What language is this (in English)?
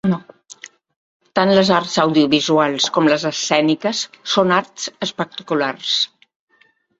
Catalan